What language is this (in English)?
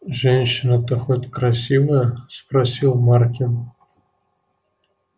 Russian